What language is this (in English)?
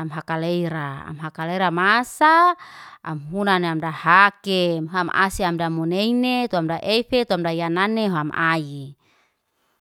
Liana-Seti